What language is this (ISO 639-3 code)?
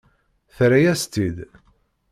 kab